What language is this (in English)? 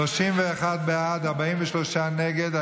Hebrew